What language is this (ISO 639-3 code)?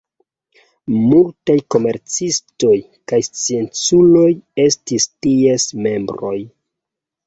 epo